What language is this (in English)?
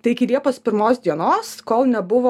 Lithuanian